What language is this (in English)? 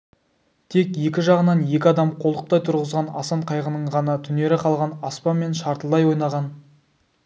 Kazakh